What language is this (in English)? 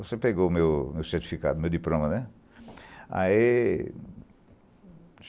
Portuguese